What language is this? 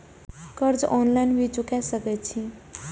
Maithili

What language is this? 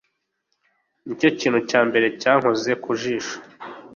Kinyarwanda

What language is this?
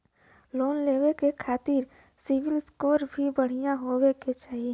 Bhojpuri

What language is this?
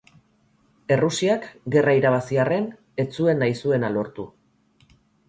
Basque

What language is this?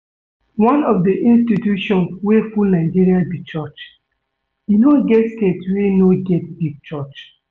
Nigerian Pidgin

